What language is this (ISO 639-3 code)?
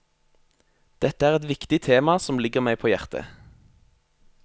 nor